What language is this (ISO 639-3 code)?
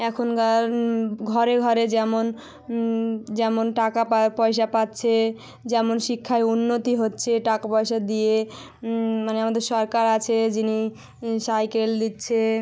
ben